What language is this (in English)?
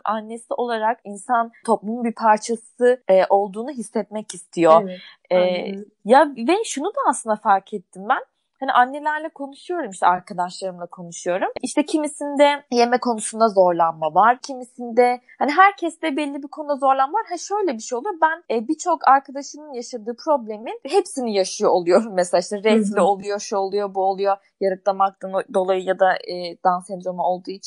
Turkish